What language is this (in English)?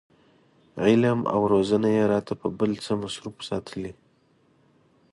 Pashto